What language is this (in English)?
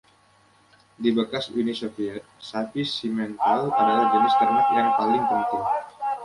Indonesian